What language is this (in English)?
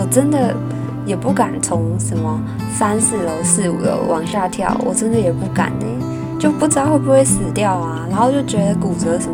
Chinese